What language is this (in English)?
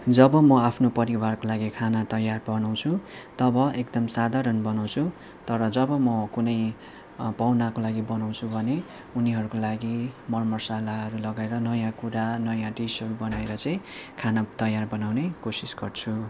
Nepali